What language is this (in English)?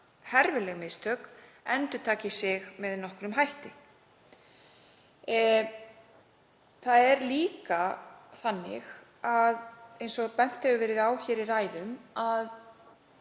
Icelandic